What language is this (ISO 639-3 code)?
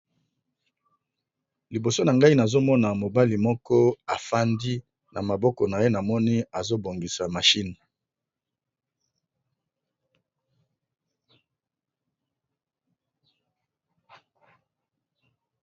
lin